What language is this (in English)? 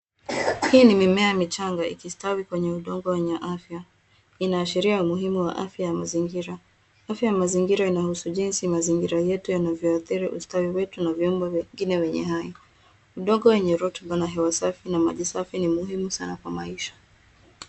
Swahili